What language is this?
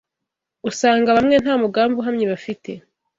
Kinyarwanda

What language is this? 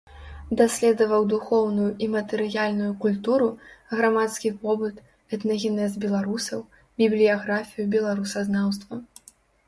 Belarusian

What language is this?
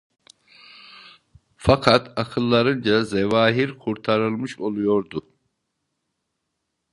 Turkish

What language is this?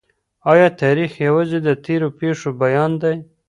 Pashto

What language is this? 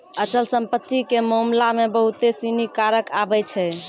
Maithili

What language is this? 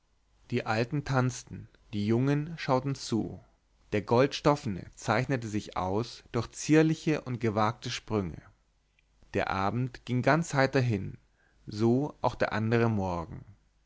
German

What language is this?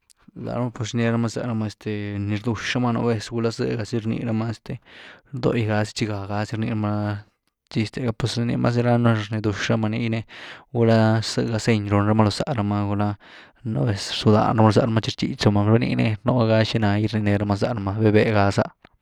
Güilá Zapotec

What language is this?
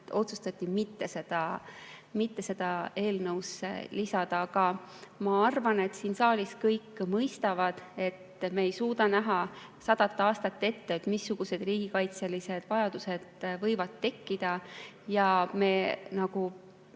Estonian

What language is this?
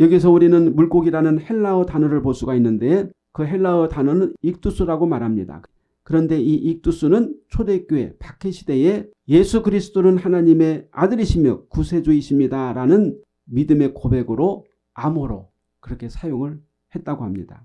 Korean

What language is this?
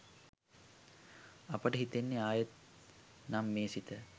Sinhala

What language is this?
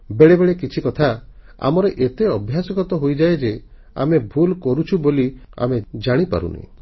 Odia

